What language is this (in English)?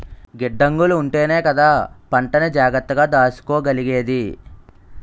Telugu